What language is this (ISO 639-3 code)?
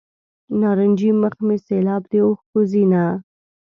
pus